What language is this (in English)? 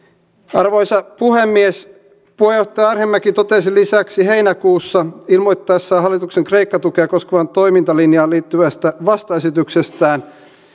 Finnish